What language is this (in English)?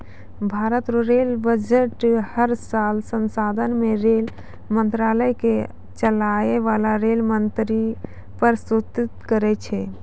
Maithili